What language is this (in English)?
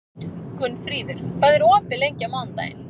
Icelandic